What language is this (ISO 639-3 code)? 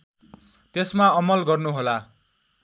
nep